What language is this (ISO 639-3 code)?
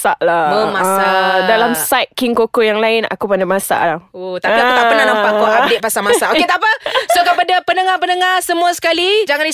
msa